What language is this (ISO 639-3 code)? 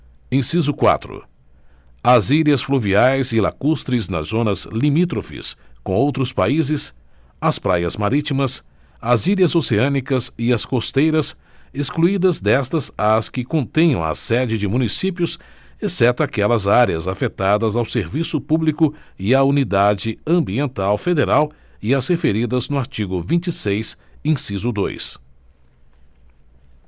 por